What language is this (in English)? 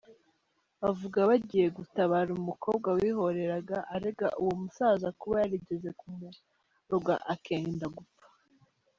Kinyarwanda